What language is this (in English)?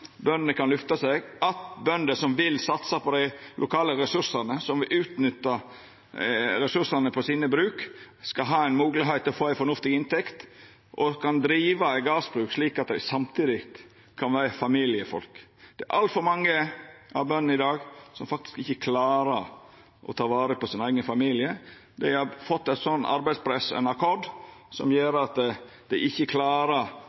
Norwegian Nynorsk